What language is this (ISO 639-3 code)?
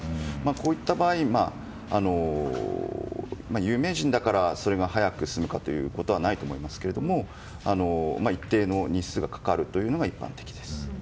jpn